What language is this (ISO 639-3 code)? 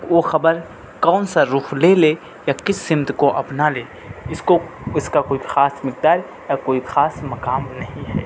urd